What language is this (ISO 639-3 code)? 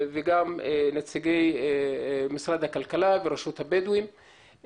heb